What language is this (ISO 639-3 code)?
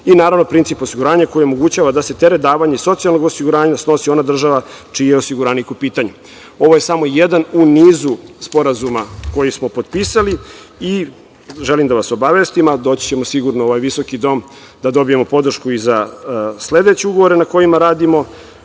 srp